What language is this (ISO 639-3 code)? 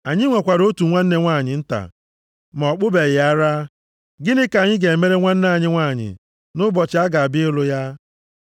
ibo